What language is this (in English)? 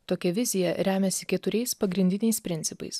Lithuanian